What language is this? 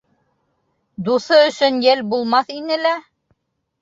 Bashkir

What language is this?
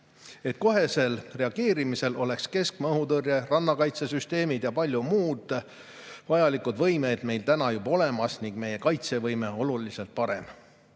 Estonian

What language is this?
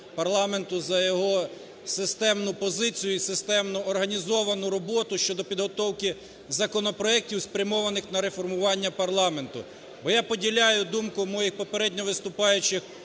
Ukrainian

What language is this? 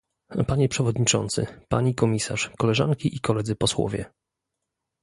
Polish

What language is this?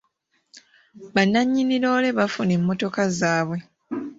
Ganda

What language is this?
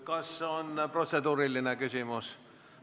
Estonian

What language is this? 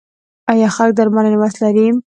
Pashto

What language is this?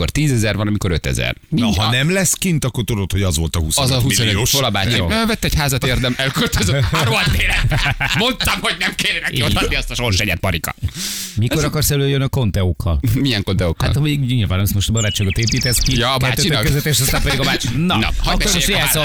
Hungarian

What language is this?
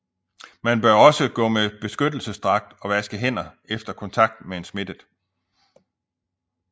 Danish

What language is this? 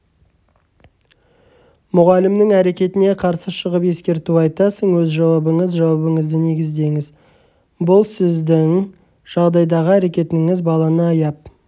Kazakh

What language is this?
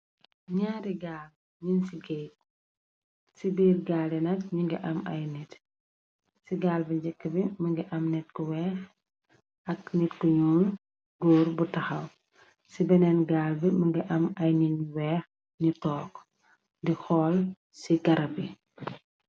Wolof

